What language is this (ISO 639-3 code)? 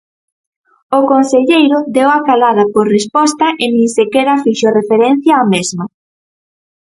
glg